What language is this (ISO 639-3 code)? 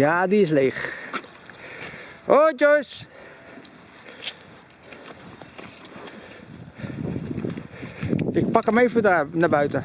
nld